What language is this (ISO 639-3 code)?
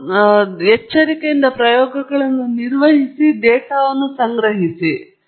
kan